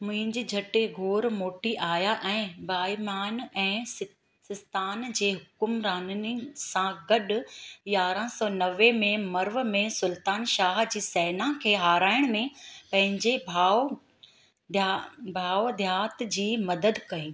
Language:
Sindhi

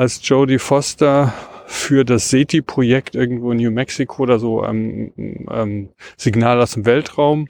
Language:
German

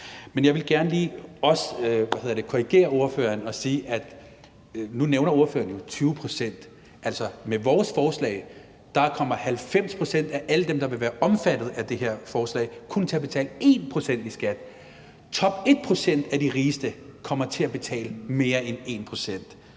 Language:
Danish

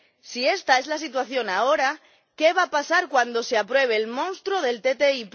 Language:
Spanish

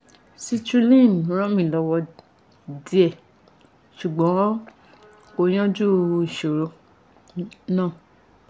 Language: Yoruba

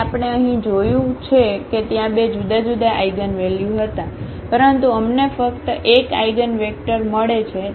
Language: Gujarati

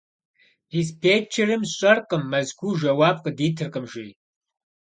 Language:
Kabardian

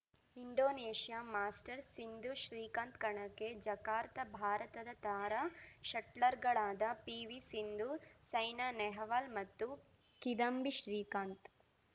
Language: Kannada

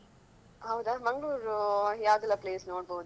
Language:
Kannada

